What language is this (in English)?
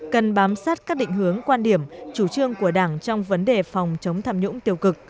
Vietnamese